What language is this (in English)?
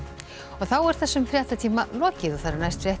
Icelandic